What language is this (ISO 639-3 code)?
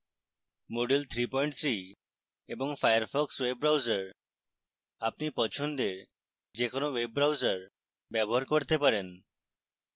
ben